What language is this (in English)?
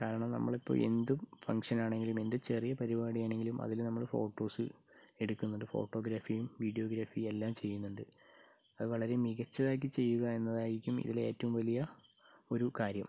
Malayalam